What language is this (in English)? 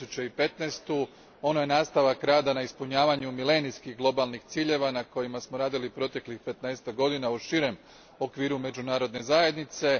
Croatian